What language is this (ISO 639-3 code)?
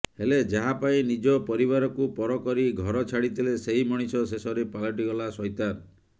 ori